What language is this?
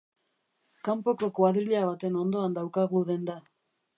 Basque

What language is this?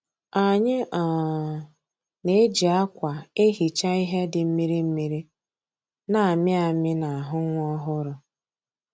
Igbo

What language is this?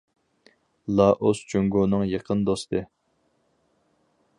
Uyghur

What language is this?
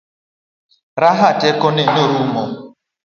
Luo (Kenya and Tanzania)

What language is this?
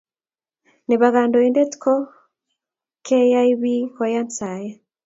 Kalenjin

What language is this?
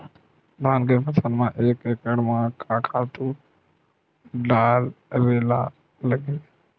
Chhattisgarhi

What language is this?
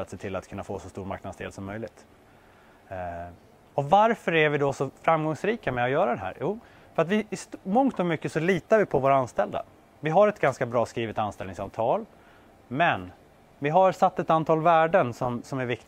Swedish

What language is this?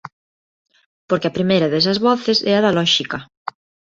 Galician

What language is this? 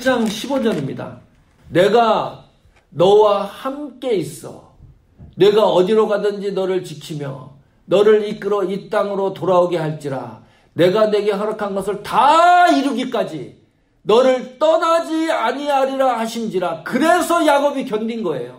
Korean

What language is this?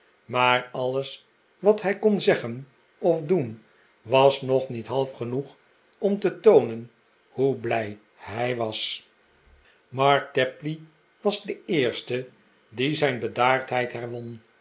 Dutch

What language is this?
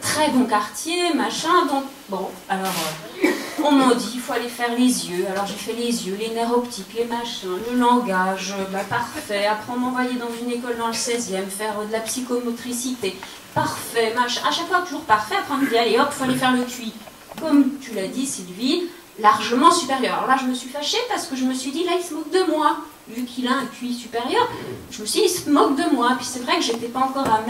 French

